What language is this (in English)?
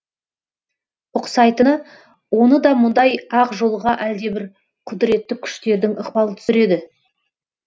Kazakh